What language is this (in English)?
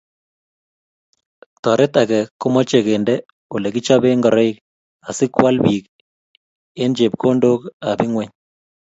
Kalenjin